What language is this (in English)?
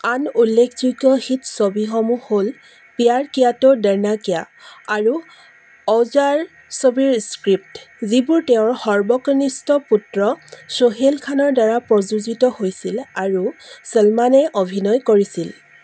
Assamese